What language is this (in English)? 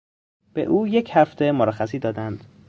Persian